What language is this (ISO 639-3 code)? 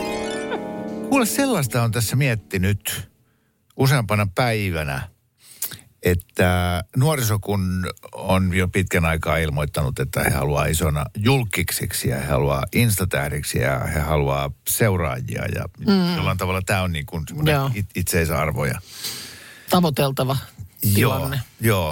fin